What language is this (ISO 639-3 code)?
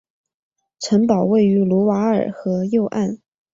zho